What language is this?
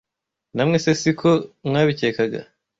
Kinyarwanda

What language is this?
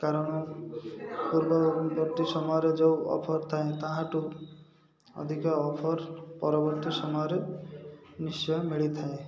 Odia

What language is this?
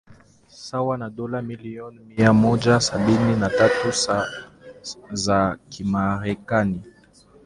Swahili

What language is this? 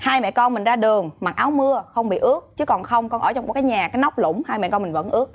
Vietnamese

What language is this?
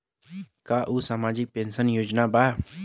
Bhojpuri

